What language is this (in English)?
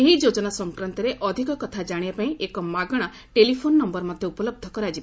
Odia